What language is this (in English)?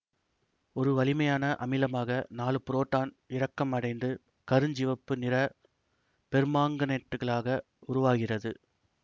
Tamil